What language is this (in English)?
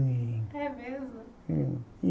Portuguese